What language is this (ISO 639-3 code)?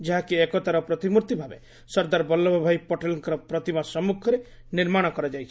ori